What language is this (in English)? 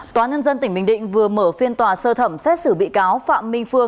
Vietnamese